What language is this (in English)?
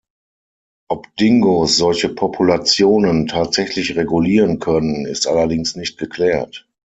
German